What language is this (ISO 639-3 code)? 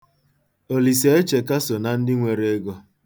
ibo